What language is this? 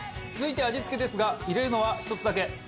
Japanese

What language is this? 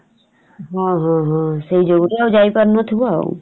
Odia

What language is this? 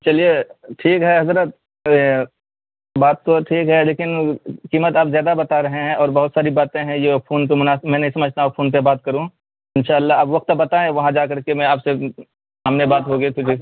Urdu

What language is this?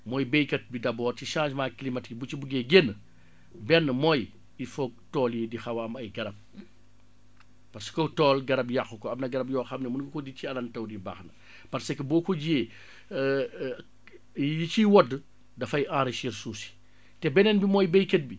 Wolof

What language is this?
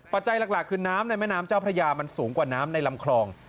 Thai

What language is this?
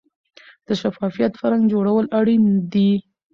Pashto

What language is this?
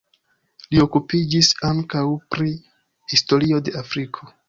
Esperanto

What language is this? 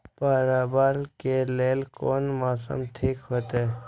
Maithili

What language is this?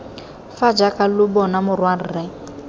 Tswana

